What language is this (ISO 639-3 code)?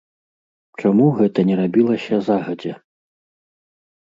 bel